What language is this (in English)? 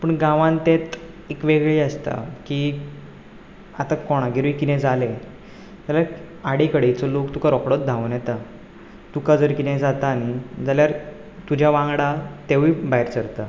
Konkani